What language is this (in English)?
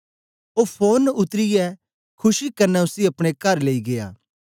Dogri